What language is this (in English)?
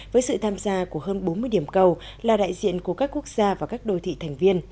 Vietnamese